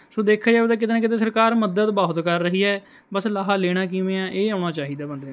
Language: Punjabi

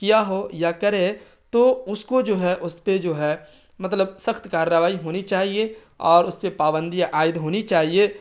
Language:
Urdu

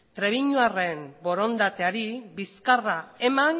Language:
Basque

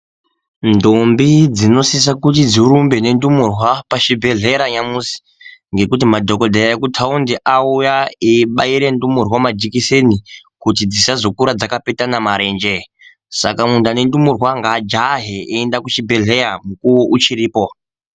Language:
Ndau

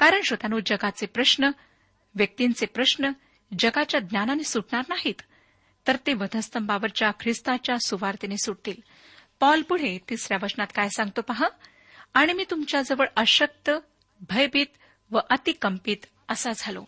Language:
Marathi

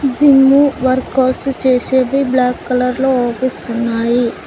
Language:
Telugu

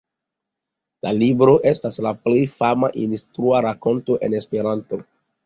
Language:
Esperanto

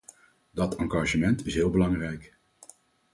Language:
Dutch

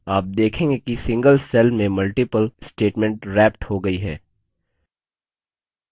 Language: Hindi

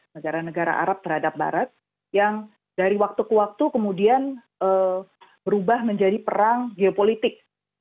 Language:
Indonesian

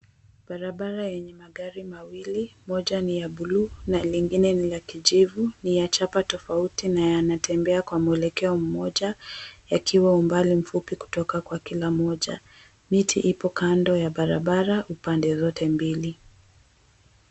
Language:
Swahili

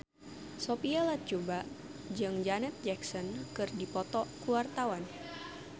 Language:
Sundanese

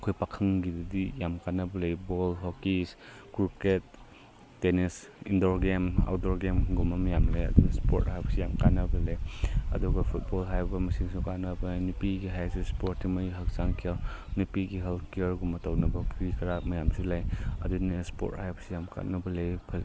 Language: Manipuri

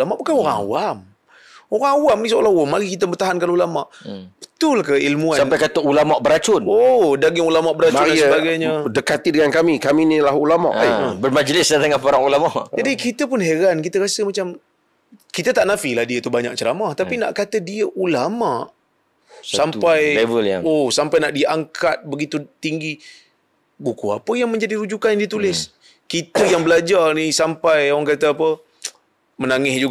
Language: Malay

